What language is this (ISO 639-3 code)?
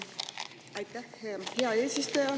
est